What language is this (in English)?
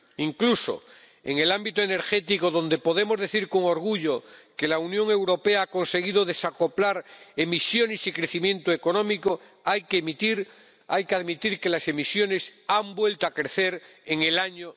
Spanish